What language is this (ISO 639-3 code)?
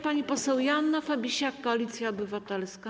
pol